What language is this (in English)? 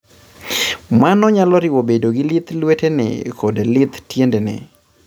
Luo (Kenya and Tanzania)